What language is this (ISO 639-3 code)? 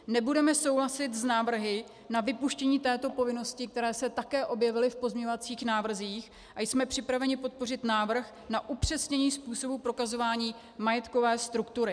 ces